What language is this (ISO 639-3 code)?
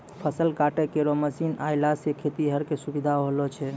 mai